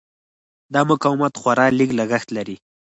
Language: Pashto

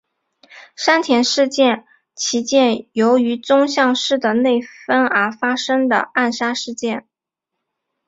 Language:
Chinese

